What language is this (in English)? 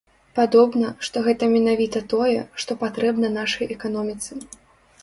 Belarusian